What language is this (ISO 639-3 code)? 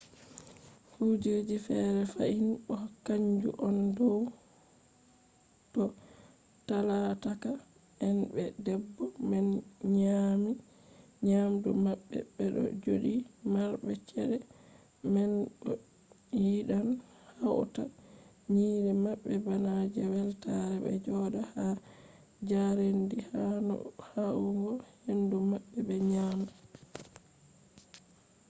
ful